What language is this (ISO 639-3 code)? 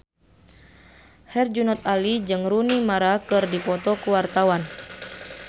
sun